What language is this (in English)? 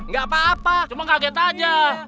Indonesian